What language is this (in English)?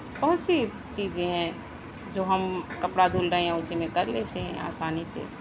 Urdu